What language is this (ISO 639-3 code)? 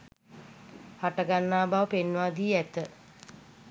sin